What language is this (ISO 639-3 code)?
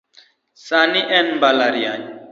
luo